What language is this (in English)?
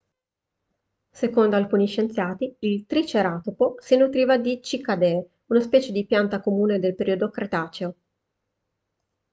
Italian